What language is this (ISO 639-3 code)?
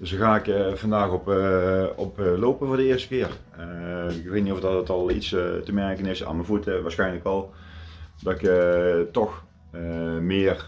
nld